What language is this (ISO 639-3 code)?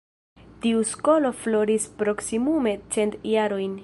epo